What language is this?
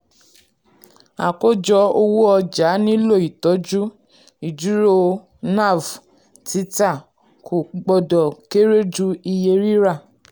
Yoruba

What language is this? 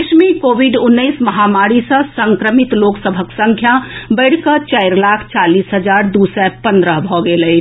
Maithili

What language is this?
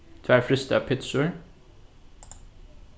Faroese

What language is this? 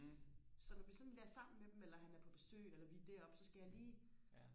Danish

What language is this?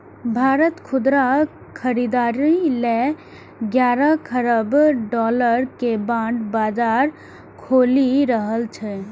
Maithili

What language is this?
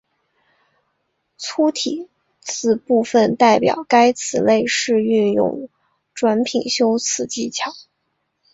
Chinese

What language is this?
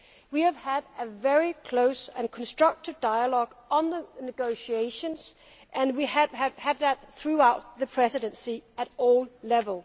English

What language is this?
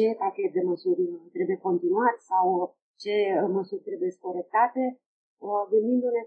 Romanian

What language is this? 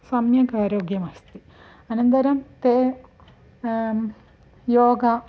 Sanskrit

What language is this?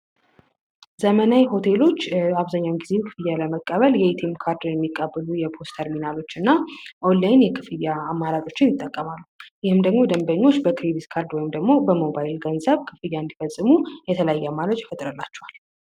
Amharic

